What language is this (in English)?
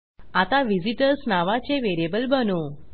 Marathi